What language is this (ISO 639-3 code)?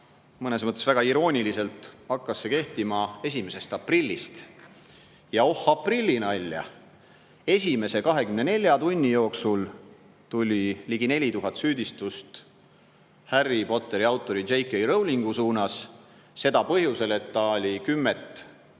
est